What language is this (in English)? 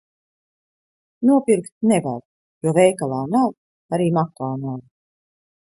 Latvian